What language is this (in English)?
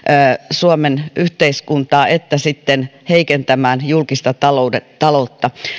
Finnish